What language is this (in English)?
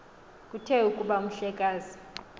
Xhosa